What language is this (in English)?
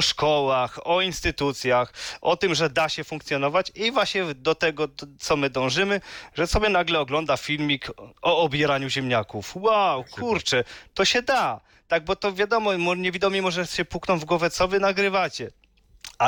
Polish